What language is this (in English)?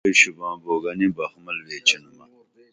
Dameli